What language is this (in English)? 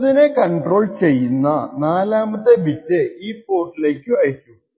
Malayalam